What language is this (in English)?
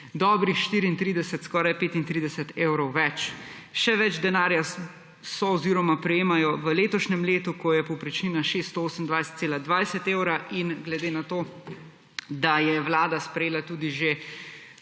Slovenian